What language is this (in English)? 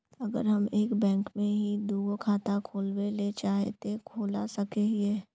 Magahi